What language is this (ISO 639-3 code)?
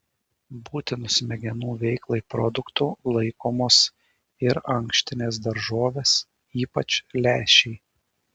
lit